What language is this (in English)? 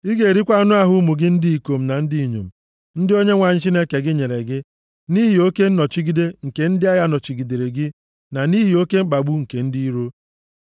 Igbo